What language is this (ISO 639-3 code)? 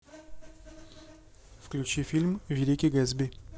rus